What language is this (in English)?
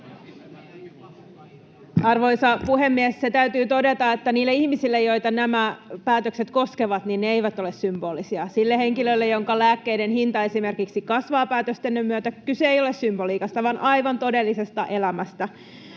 Finnish